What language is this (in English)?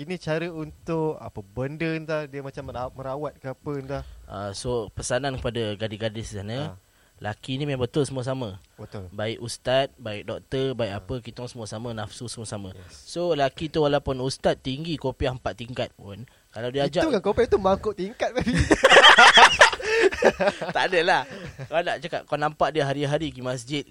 Malay